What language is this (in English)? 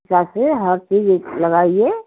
Hindi